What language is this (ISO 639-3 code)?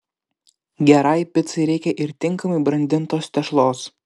lit